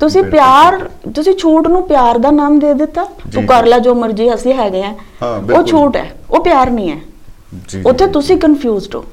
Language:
Punjabi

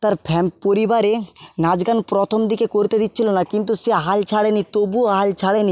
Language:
Bangla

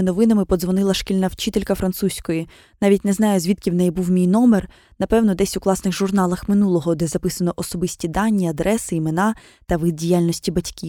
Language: Ukrainian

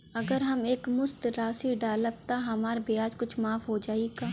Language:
Bhojpuri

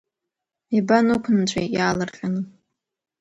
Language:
Abkhazian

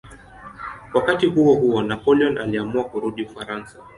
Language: Swahili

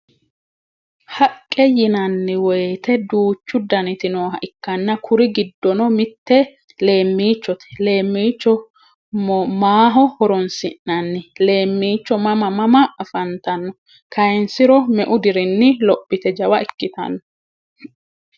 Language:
Sidamo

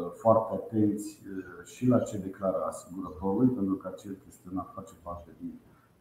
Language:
Romanian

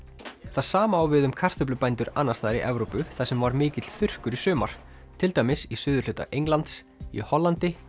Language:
Icelandic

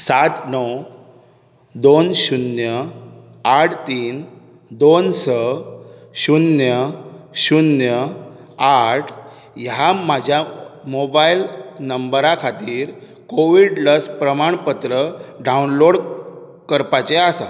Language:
Konkani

